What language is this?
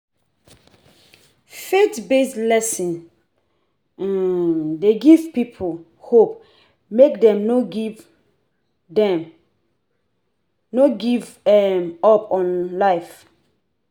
Nigerian Pidgin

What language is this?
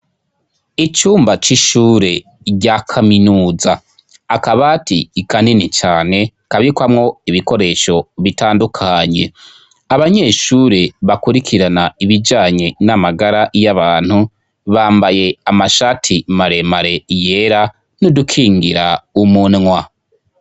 Rundi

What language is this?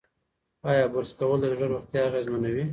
Pashto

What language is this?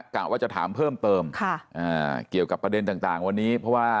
Thai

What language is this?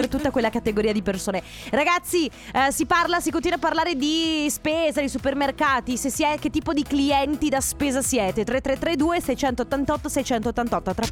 Italian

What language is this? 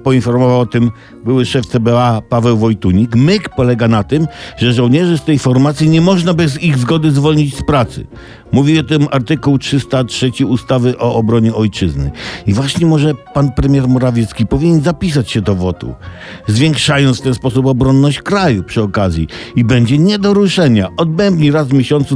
Polish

